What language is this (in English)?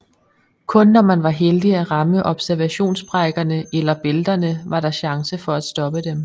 Danish